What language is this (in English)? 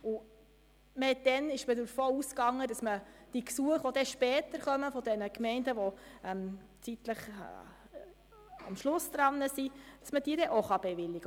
Swiss German